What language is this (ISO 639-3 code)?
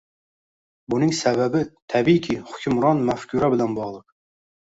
uzb